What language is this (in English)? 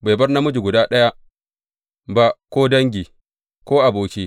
Hausa